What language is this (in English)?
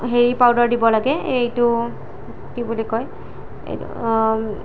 Assamese